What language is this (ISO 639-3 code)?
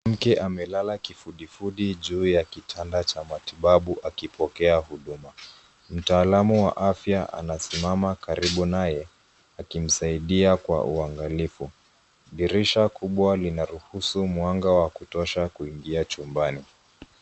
swa